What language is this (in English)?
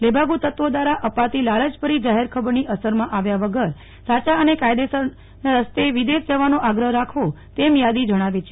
Gujarati